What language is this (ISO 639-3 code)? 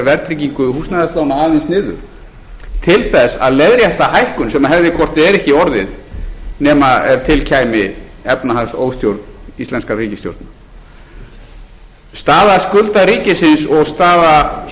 isl